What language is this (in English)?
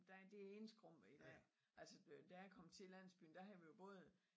Danish